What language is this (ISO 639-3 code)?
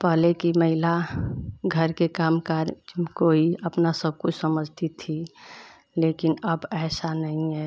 hin